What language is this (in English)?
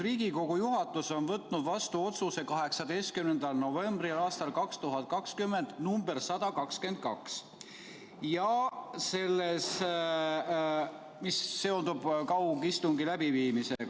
Estonian